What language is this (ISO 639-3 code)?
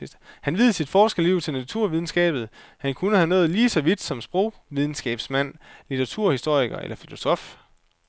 dan